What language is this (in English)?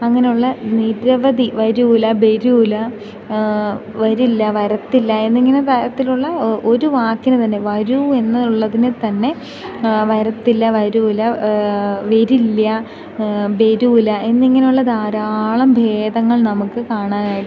Malayalam